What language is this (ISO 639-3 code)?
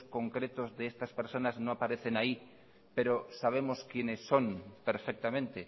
spa